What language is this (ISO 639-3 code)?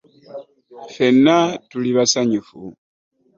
lug